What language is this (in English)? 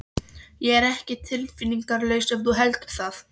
Icelandic